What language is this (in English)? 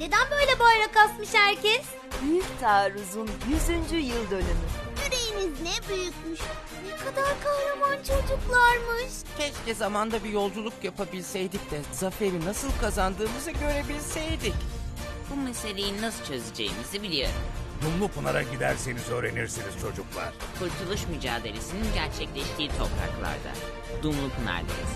Turkish